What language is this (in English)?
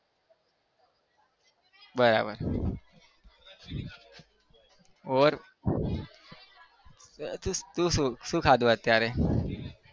Gujarati